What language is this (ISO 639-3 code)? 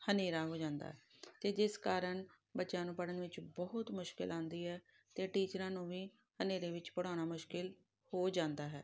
pan